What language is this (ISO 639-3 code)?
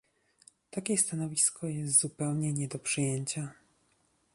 pol